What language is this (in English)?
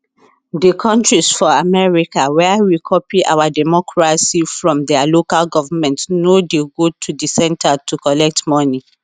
Nigerian Pidgin